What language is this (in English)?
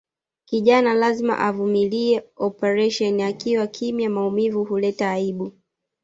Swahili